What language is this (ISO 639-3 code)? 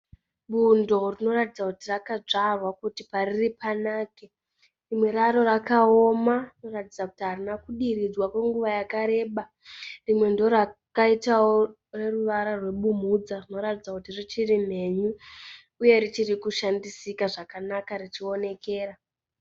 sna